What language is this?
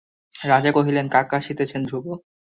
Bangla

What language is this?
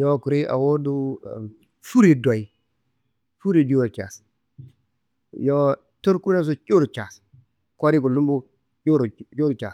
Kanembu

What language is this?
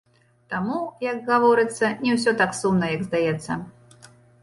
Belarusian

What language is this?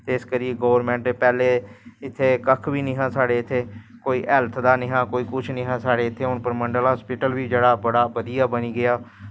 Dogri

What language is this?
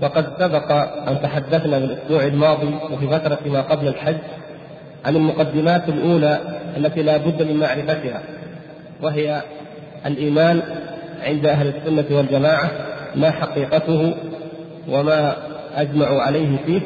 Arabic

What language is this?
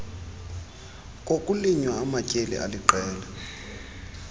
Xhosa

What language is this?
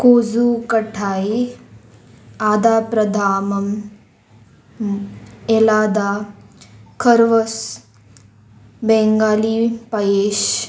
Konkani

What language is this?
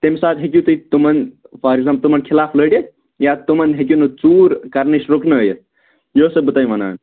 Kashmiri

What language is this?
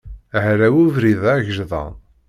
Kabyle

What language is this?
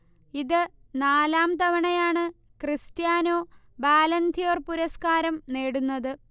Malayalam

